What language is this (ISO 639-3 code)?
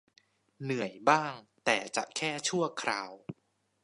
tha